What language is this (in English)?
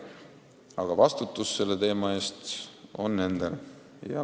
Estonian